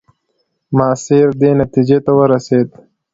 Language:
Pashto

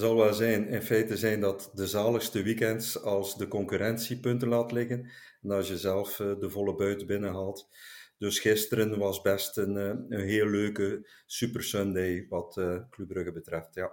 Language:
Dutch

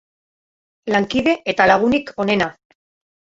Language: Basque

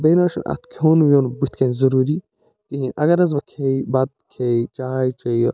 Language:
Kashmiri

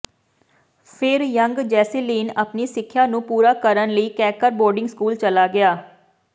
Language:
Punjabi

